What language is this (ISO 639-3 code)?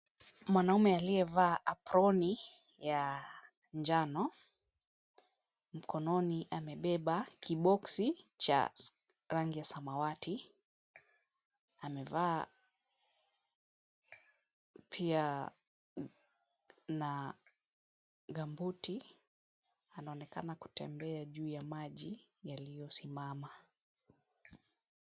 swa